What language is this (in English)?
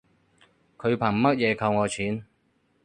Cantonese